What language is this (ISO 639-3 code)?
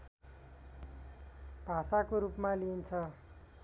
nep